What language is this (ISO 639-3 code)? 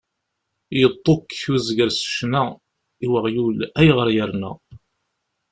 kab